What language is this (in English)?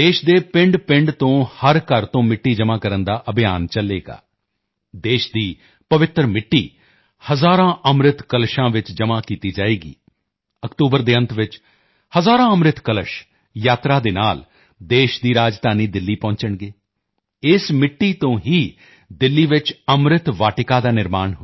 Punjabi